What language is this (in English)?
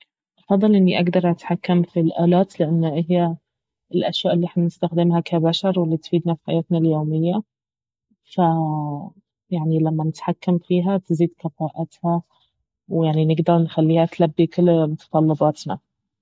Baharna Arabic